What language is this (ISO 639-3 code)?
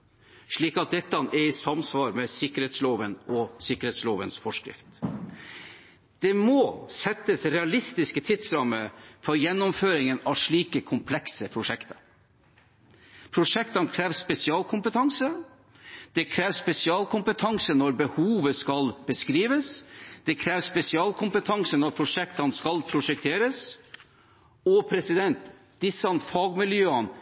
nob